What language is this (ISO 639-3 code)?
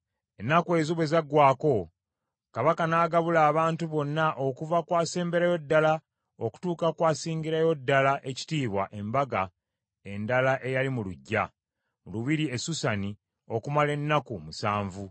lug